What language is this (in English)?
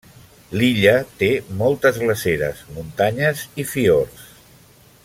Catalan